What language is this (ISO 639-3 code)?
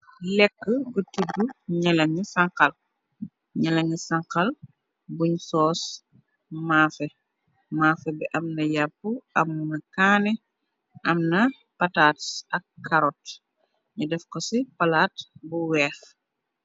wol